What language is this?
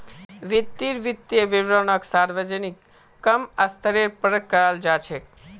Magahi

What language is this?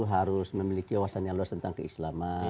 Indonesian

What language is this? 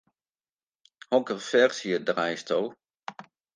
Western Frisian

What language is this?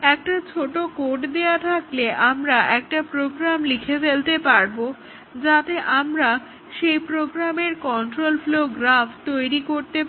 Bangla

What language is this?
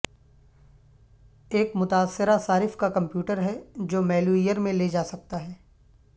Urdu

